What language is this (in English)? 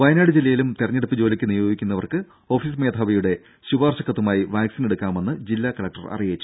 Malayalam